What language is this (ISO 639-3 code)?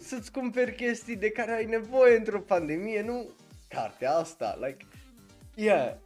ron